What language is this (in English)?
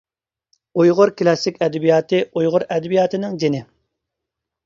Uyghur